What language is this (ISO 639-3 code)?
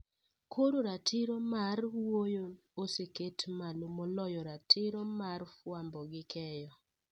luo